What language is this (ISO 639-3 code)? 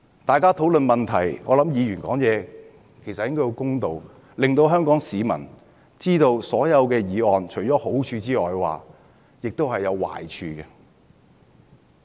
yue